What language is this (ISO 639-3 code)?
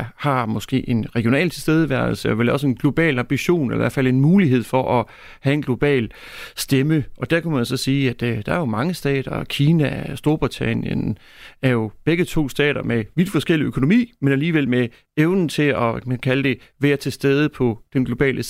dan